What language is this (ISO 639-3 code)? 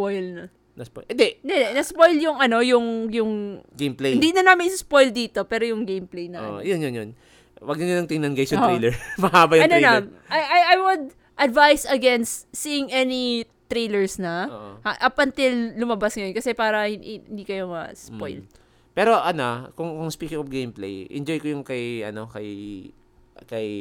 fil